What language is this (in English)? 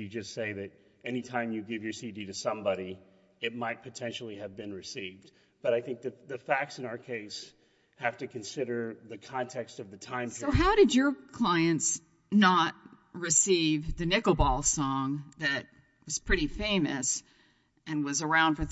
English